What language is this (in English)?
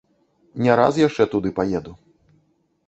Belarusian